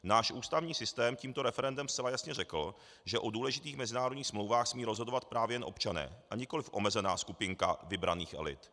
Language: Czech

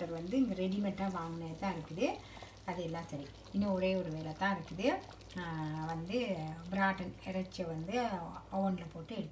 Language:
Romanian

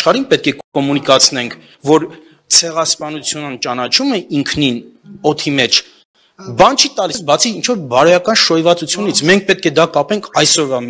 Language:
Romanian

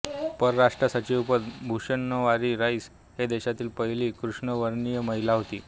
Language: Marathi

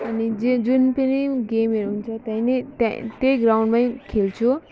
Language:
Nepali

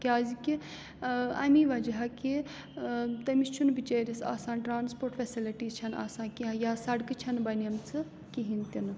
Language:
Kashmiri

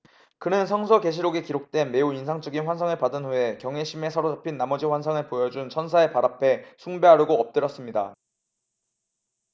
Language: Korean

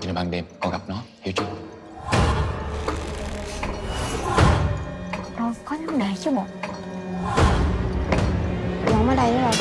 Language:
Vietnamese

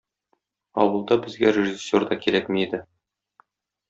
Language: Tatar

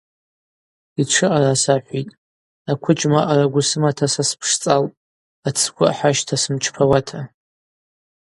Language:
Abaza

